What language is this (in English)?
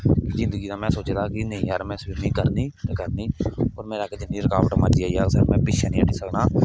Dogri